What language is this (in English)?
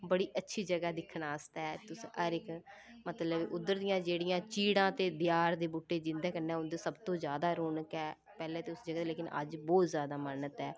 Dogri